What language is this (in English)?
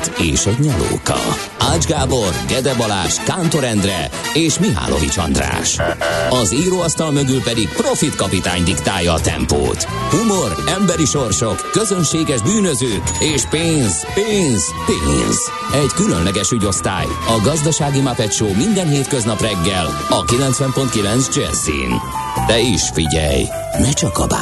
Hungarian